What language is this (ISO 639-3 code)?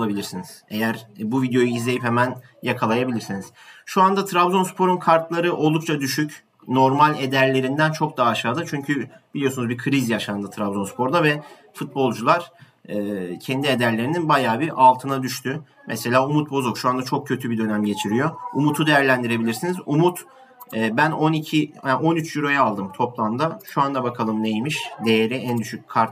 tur